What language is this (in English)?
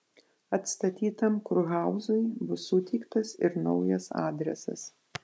Lithuanian